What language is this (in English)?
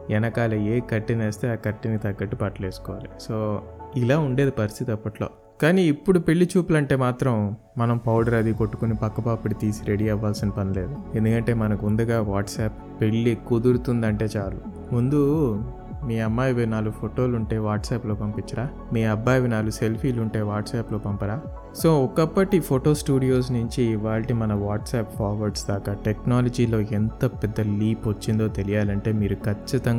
Telugu